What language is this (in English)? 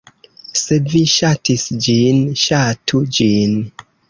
Esperanto